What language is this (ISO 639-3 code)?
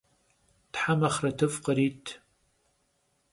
kbd